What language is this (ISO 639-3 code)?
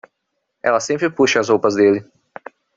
por